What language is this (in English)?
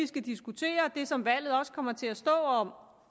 Danish